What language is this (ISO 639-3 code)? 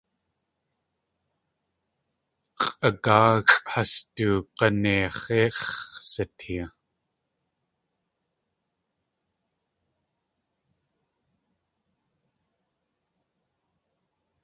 tli